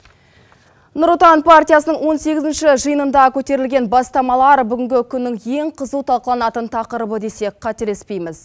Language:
Kazakh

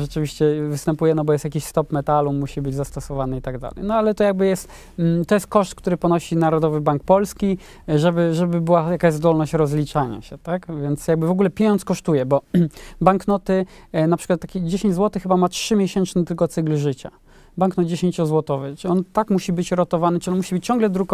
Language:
Polish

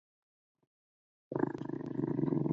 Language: Chinese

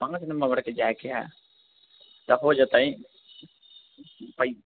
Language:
Maithili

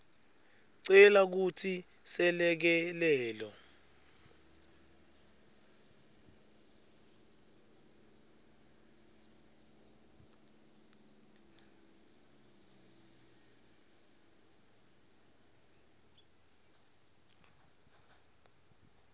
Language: Swati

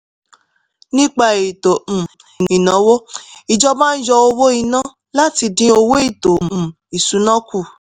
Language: Yoruba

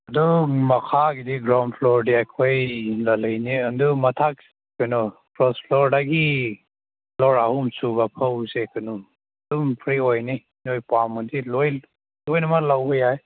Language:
Manipuri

